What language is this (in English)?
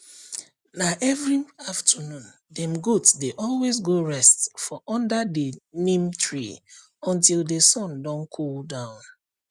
Nigerian Pidgin